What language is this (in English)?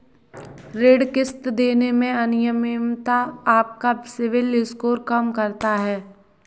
Hindi